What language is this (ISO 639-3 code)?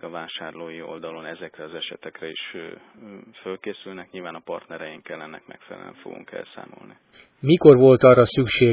hun